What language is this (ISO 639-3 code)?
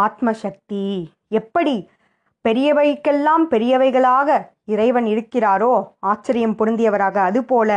tam